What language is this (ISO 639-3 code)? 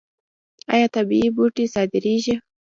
pus